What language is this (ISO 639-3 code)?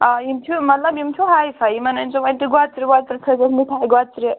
kas